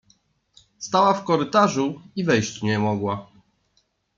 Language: Polish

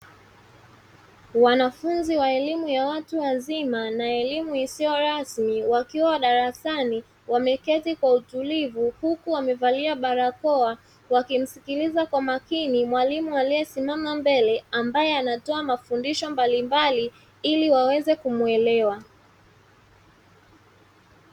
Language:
Swahili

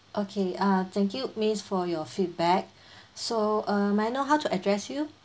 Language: English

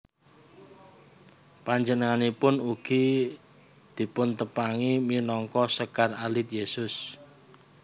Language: Javanese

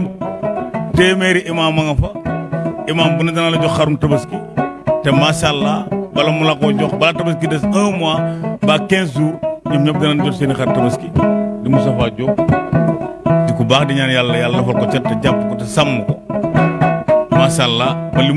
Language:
Indonesian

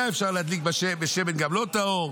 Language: Hebrew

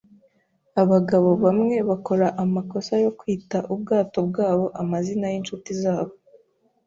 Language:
Kinyarwanda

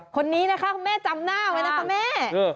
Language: Thai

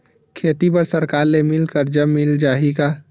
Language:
Chhattisgarhi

